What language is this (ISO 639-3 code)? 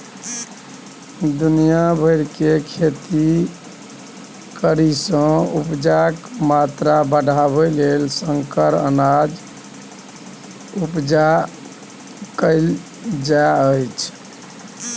mai